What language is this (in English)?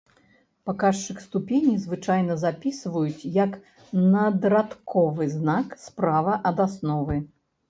Belarusian